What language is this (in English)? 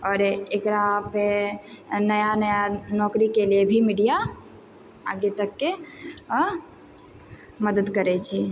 Maithili